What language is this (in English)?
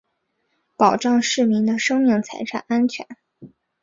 Chinese